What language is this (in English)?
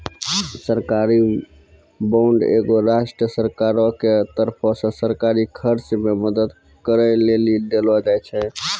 Maithili